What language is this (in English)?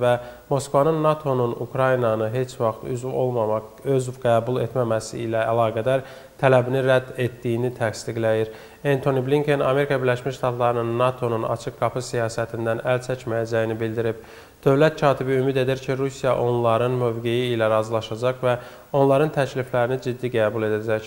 Turkish